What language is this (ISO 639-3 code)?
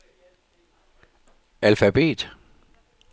dan